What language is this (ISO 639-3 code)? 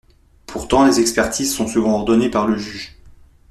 fra